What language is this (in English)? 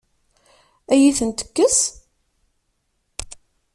Kabyle